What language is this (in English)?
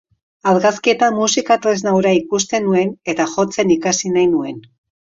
Basque